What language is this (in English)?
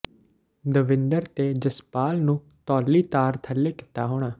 Punjabi